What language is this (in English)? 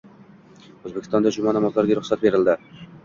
Uzbek